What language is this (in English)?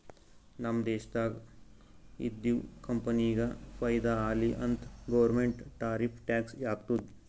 Kannada